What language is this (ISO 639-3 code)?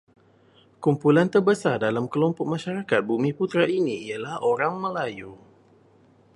msa